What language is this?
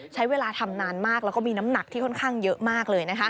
Thai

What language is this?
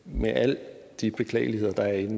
Danish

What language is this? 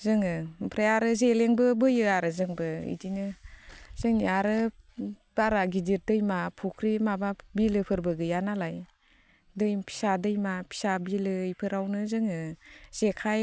Bodo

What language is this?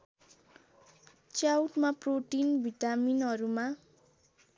Nepali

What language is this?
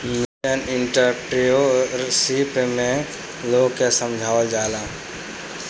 Bhojpuri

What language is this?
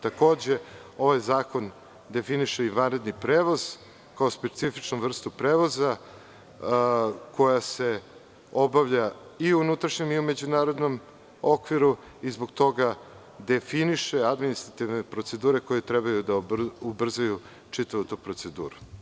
Serbian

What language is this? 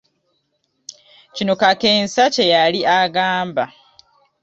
Ganda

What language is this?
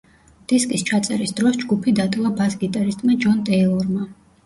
Georgian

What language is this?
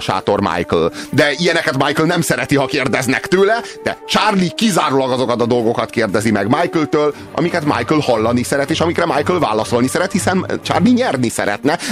Hungarian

